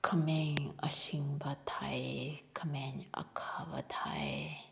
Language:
Manipuri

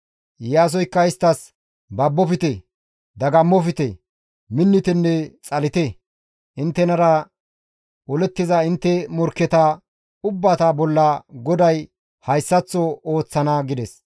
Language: Gamo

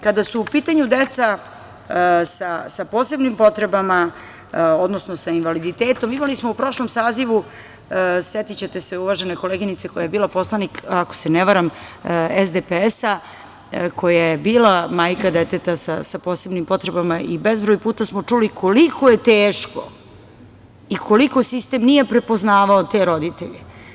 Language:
Serbian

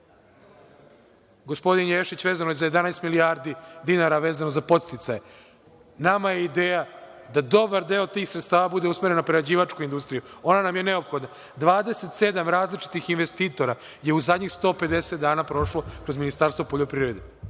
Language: Serbian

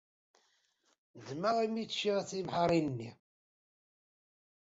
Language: Kabyle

